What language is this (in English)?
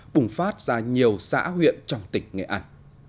Vietnamese